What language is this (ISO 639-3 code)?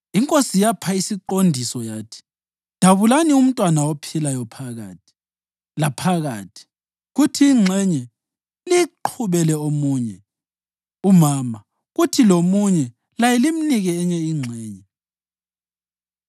nde